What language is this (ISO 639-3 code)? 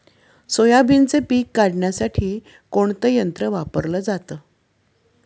mar